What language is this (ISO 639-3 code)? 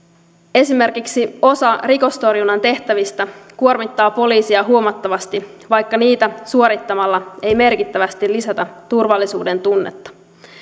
fin